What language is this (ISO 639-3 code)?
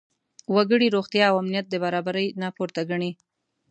pus